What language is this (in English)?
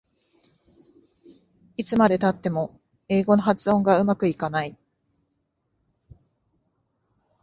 Japanese